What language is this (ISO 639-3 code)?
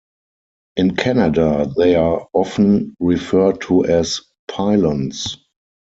eng